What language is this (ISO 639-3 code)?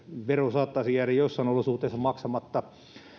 fin